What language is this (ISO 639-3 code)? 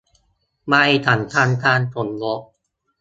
tha